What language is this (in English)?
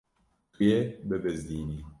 Kurdish